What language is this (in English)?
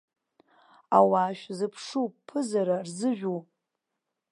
Abkhazian